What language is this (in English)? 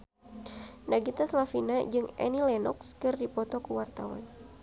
Sundanese